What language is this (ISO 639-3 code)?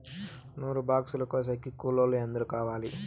tel